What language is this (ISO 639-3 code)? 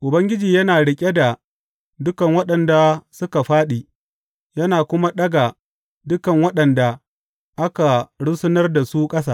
hau